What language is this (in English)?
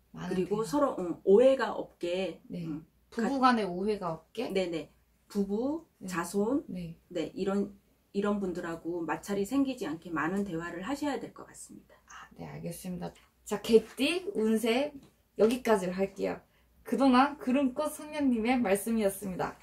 Korean